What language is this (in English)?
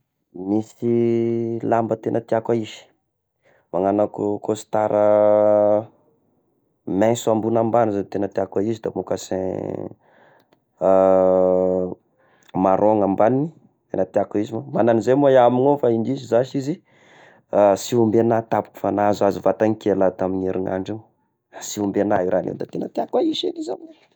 Tesaka Malagasy